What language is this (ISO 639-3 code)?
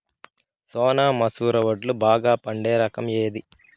tel